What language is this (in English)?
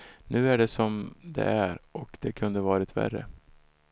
Swedish